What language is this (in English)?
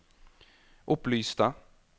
Norwegian